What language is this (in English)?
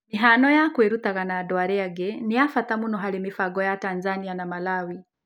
Kikuyu